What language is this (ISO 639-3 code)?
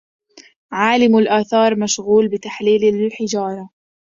ara